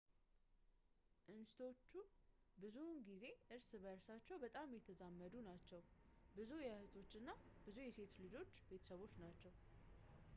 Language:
Amharic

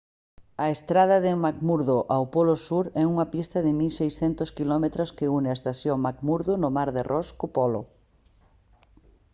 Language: Galician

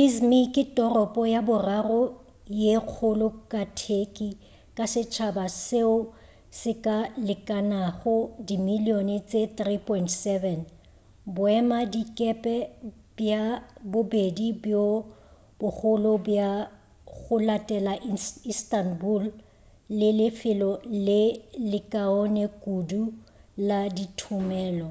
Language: Northern Sotho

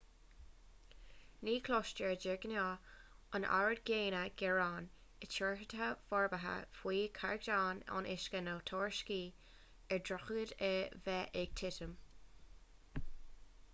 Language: Irish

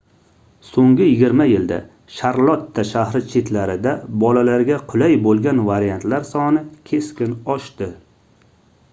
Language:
Uzbek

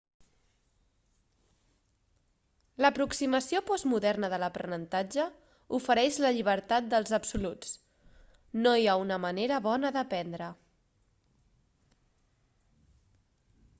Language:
Catalan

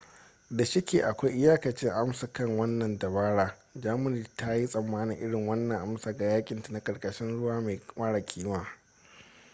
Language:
Hausa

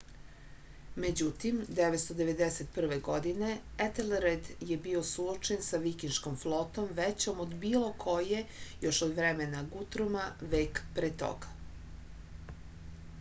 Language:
Serbian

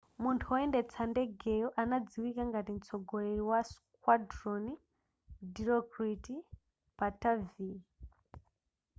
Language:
Nyanja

